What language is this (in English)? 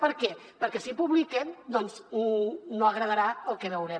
Catalan